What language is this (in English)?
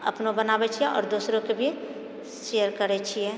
Maithili